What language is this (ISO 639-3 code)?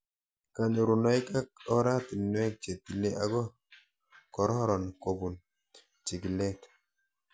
kln